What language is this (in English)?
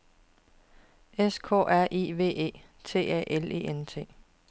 Danish